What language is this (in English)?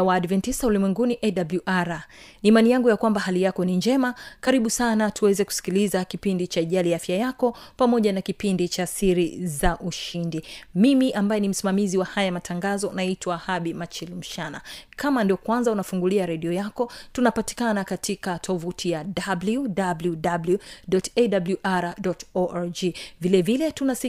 Swahili